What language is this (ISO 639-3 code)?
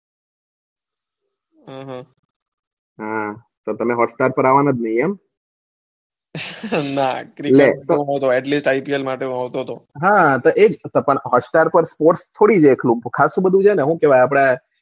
guj